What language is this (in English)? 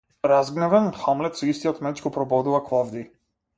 Macedonian